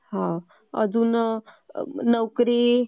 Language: Marathi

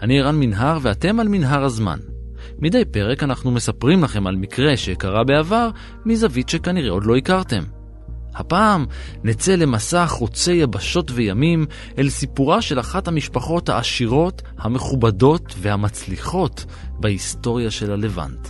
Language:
Hebrew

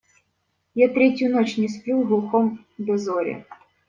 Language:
Russian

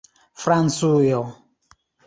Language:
Esperanto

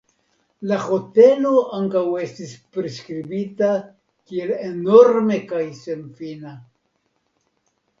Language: Esperanto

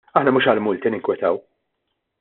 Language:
Maltese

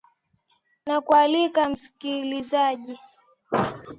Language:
Swahili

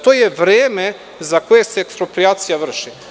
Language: Serbian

